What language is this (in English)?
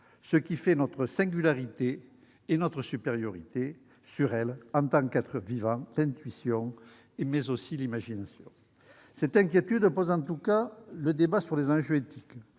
French